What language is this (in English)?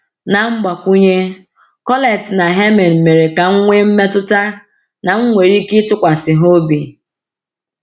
Igbo